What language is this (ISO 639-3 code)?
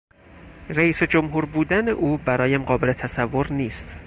fas